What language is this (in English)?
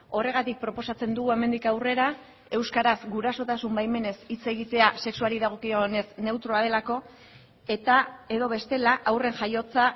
Basque